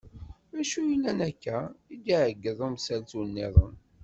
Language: Kabyle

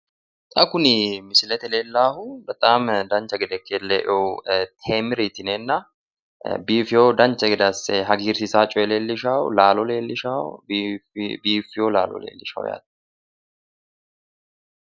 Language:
Sidamo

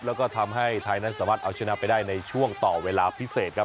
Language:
Thai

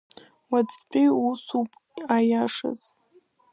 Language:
Abkhazian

